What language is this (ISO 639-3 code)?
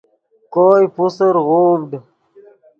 ydg